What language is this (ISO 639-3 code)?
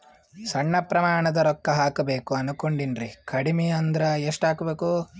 kan